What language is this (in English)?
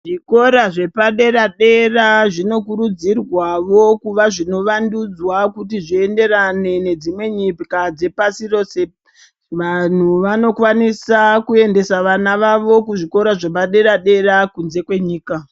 Ndau